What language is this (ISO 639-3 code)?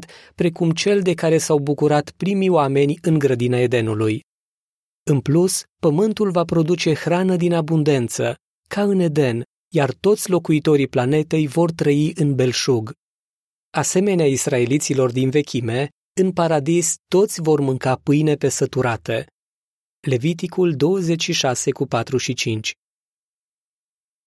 ron